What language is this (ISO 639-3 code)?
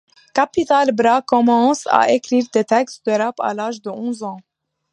fra